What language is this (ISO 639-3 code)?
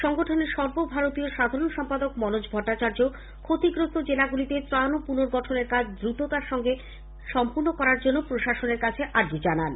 ben